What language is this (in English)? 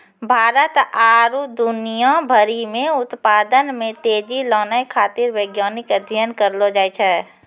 Maithili